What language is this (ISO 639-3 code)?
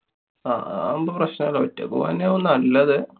mal